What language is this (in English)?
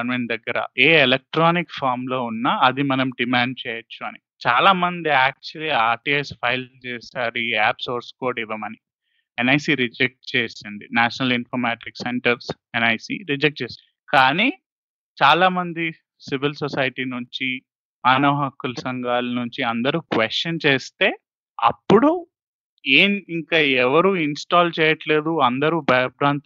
Telugu